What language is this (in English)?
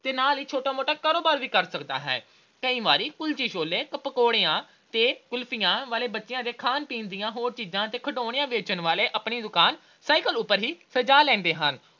Punjabi